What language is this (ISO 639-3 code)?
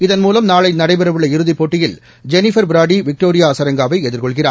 tam